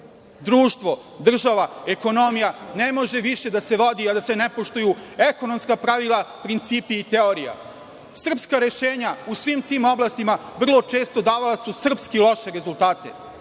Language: Serbian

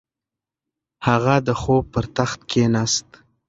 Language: Pashto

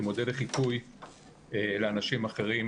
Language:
Hebrew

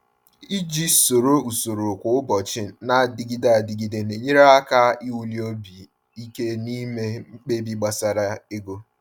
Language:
Igbo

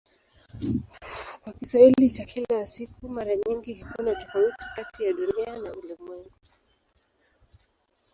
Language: Swahili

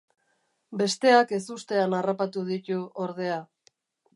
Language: Basque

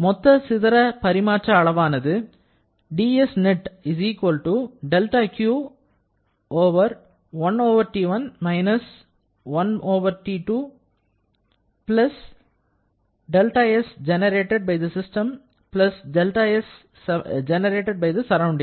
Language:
Tamil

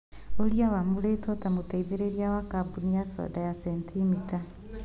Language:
Kikuyu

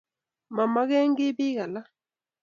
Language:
Kalenjin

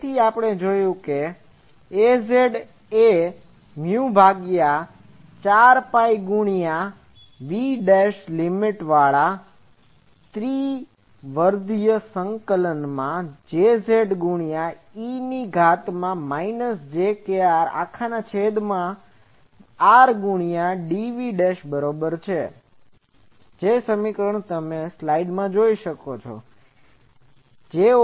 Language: Gujarati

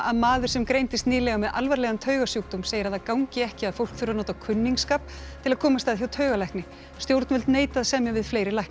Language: Icelandic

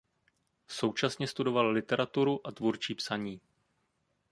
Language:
Czech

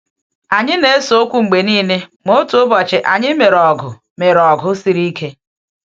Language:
Igbo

